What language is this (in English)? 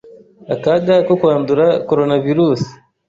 Kinyarwanda